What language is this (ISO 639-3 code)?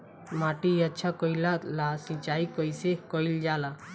bho